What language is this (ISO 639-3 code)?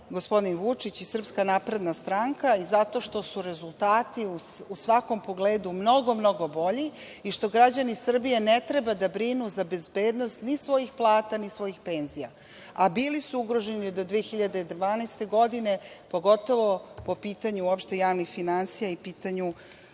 srp